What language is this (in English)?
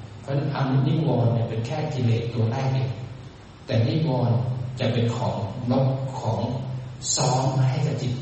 Thai